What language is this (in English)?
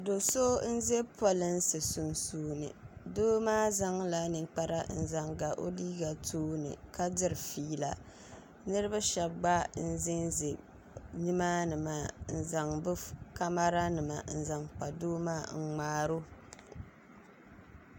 Dagbani